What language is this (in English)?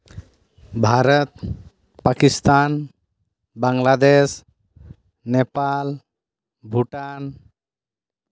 Santali